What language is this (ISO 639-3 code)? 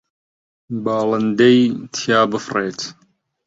ckb